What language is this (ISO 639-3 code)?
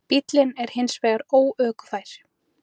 isl